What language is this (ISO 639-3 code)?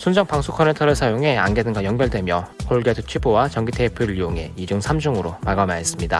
kor